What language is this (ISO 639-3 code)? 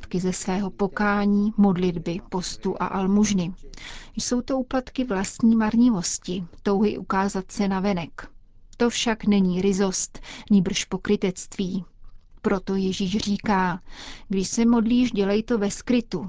ces